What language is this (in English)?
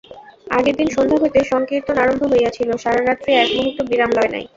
Bangla